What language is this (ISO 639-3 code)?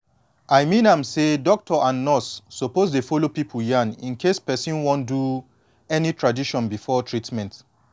pcm